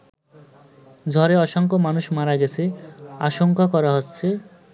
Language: Bangla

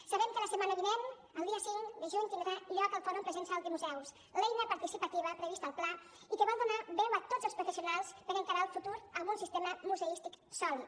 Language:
Catalan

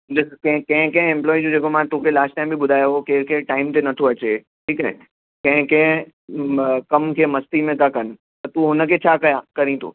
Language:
Sindhi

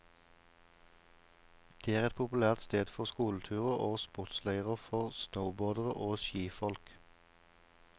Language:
Norwegian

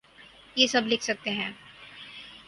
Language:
Urdu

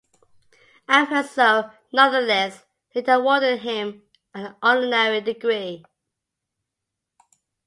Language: English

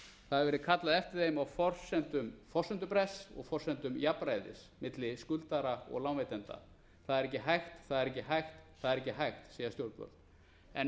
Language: Icelandic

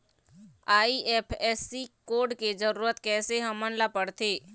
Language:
Chhattisgarhi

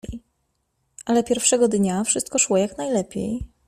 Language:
Polish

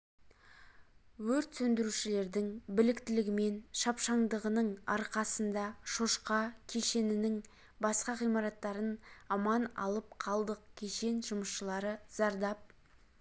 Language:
Kazakh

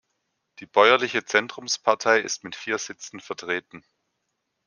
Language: German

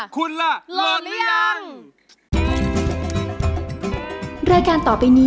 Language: Thai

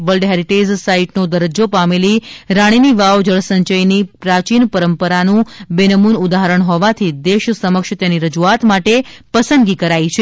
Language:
Gujarati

